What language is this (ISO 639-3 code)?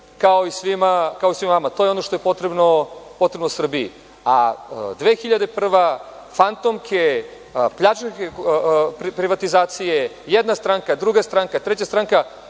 srp